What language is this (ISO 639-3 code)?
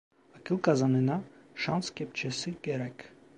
tur